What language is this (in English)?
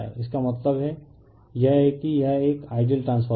Hindi